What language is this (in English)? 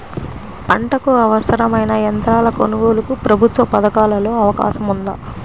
Telugu